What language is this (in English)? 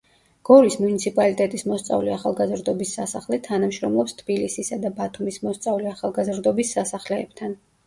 Georgian